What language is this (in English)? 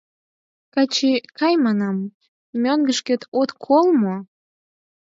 Mari